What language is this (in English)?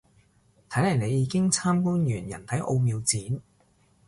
Cantonese